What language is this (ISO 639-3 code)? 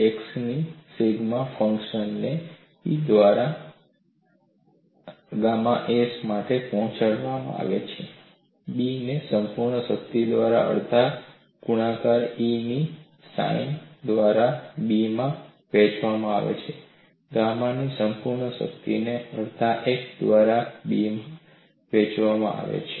guj